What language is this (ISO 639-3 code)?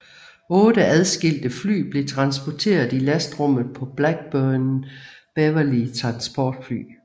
dan